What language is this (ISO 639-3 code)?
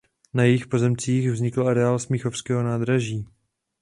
ces